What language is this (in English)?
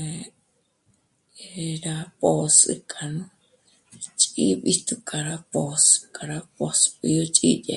Michoacán Mazahua